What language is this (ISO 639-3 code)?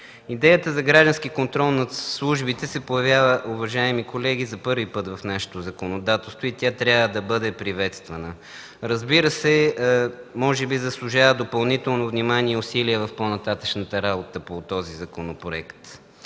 bul